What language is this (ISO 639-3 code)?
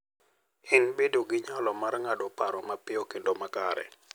luo